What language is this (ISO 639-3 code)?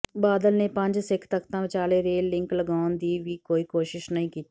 pan